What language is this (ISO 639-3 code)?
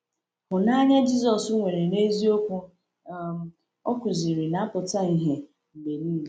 ibo